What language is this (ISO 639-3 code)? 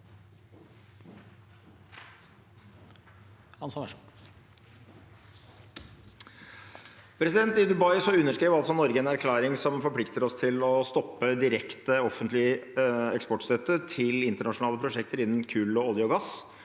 nor